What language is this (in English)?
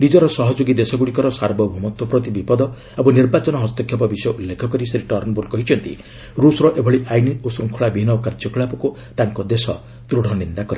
Odia